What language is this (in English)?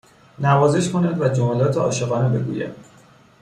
Persian